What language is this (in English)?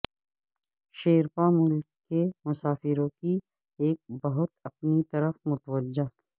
Urdu